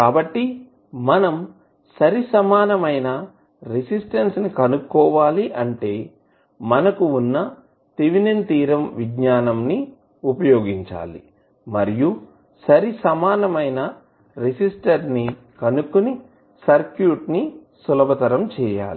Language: Telugu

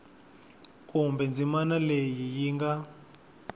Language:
Tsonga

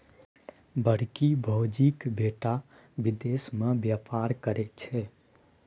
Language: Maithili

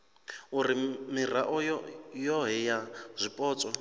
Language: Venda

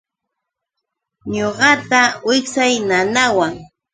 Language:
Yauyos Quechua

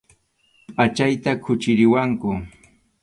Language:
Arequipa-La Unión Quechua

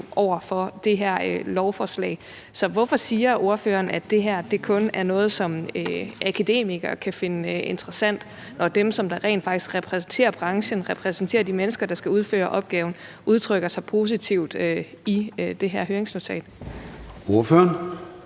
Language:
Danish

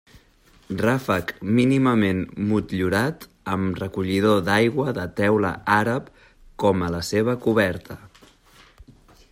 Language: Catalan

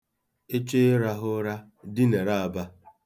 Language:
Igbo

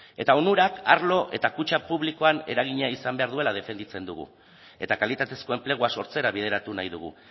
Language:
Basque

